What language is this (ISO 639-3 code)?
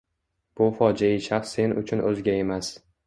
uzb